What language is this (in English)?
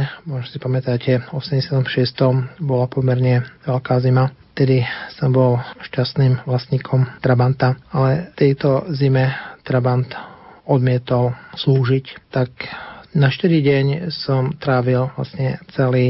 Slovak